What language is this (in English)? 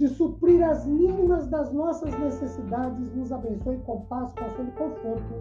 Portuguese